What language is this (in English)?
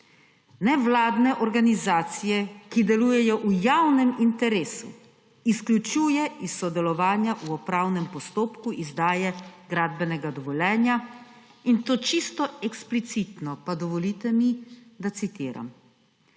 Slovenian